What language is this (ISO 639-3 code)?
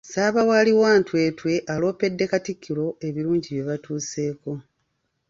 lug